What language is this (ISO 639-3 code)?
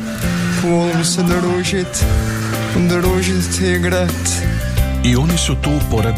hrv